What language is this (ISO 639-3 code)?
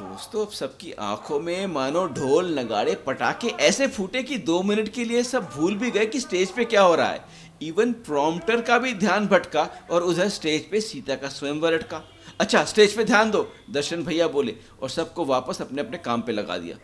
hin